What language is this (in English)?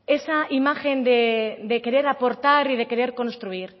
Spanish